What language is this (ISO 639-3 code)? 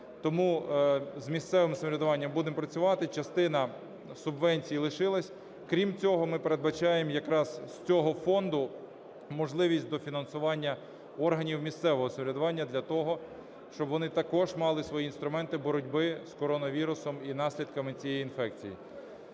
ukr